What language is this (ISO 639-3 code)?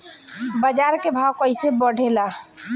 bho